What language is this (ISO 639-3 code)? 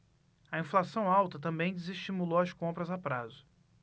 por